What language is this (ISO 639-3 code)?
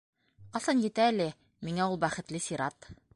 bak